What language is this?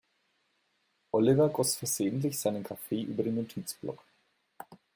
German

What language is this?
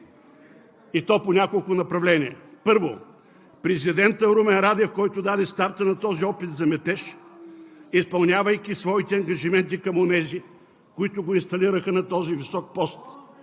Bulgarian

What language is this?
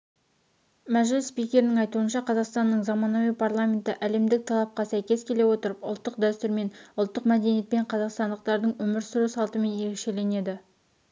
Kazakh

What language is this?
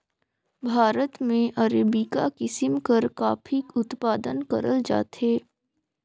Chhattisgarhi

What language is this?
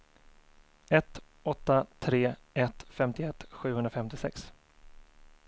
Swedish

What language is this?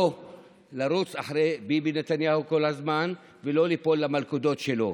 Hebrew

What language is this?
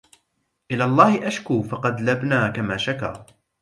Arabic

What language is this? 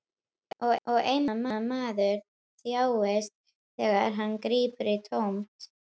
Icelandic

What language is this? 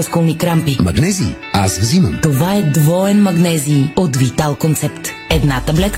Bulgarian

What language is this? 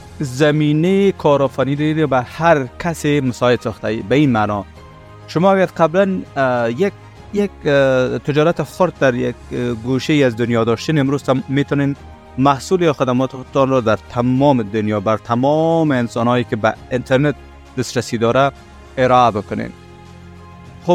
Persian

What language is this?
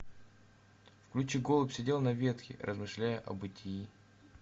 Russian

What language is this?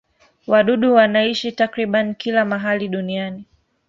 Swahili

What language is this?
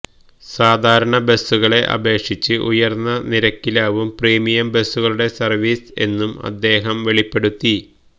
Malayalam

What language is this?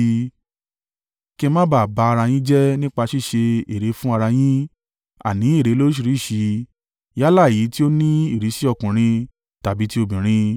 Yoruba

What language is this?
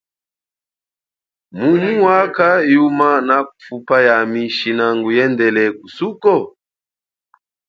Chokwe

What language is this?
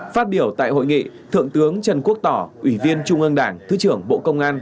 Vietnamese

